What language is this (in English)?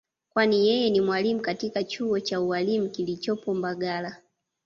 Swahili